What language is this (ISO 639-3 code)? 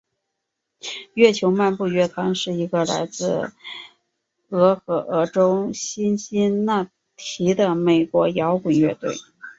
zho